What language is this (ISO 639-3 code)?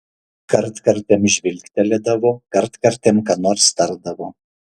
lit